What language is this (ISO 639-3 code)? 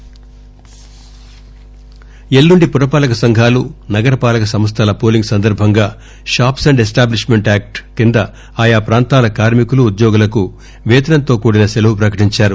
tel